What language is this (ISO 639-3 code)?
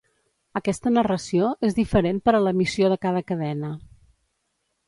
cat